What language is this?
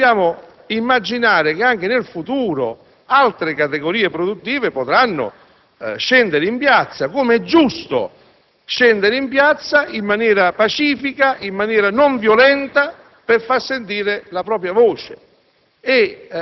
Italian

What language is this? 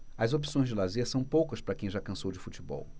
Portuguese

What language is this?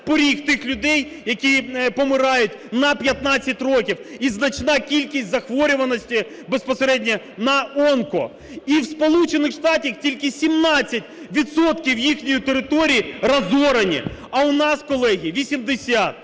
Ukrainian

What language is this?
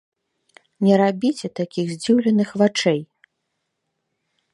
Belarusian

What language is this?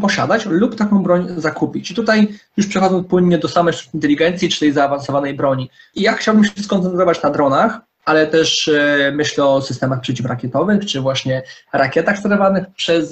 Polish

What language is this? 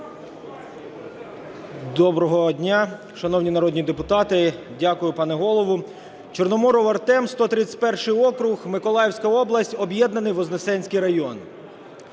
Ukrainian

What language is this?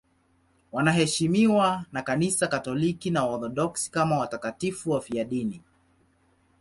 Swahili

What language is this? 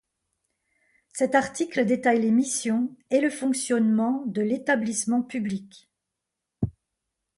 French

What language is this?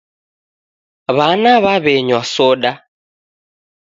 Taita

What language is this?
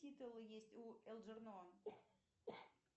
Russian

